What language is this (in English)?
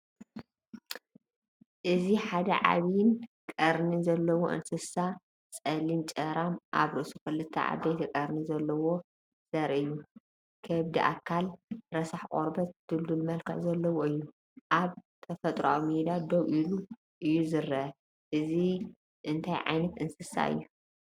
Tigrinya